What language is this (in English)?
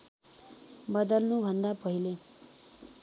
Nepali